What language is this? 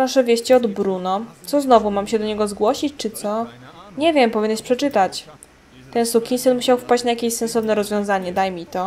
Polish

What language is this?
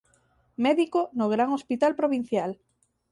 Galician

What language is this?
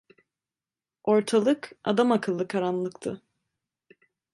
Turkish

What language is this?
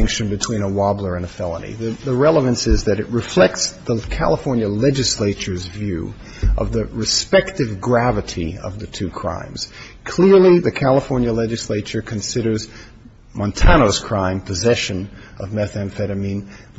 English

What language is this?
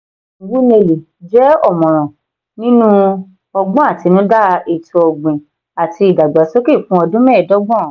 Yoruba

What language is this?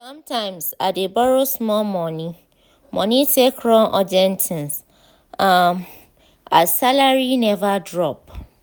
Nigerian Pidgin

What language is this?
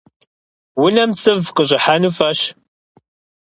Kabardian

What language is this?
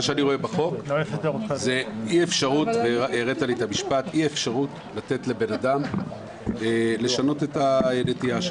Hebrew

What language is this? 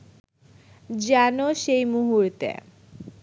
Bangla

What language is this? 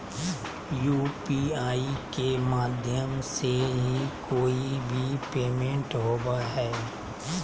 Magahi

